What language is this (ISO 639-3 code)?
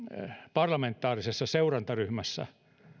fin